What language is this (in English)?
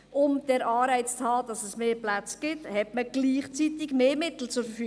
Swiss German